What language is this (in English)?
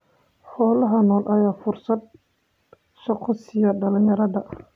Somali